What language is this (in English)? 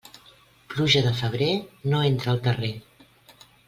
Catalan